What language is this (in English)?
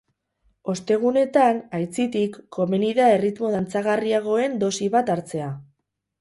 Basque